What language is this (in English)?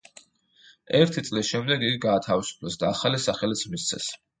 Georgian